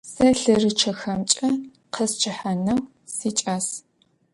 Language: Adyghe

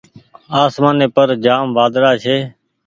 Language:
Goaria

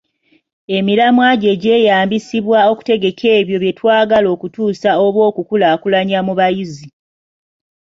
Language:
Ganda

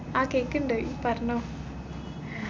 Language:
Malayalam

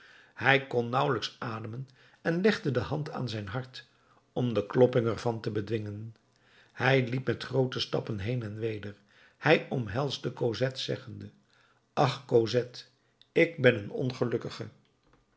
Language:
Dutch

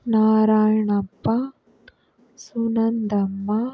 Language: Kannada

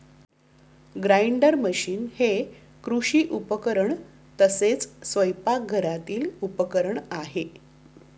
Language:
Marathi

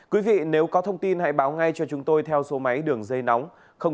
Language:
Vietnamese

